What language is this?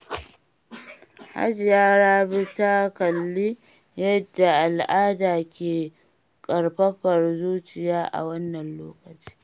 Hausa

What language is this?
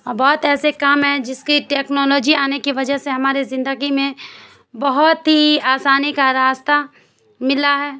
Urdu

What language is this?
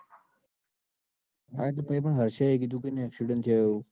Gujarati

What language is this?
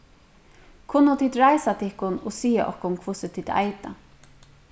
Faroese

